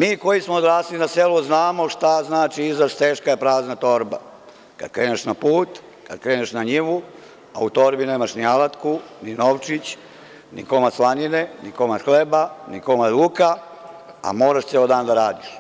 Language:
Serbian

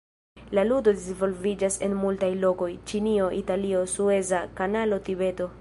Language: Esperanto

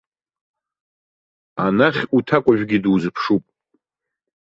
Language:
Abkhazian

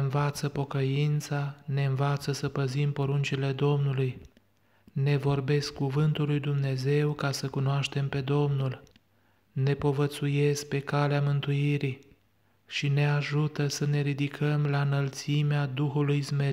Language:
Romanian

